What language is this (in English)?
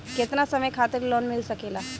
Bhojpuri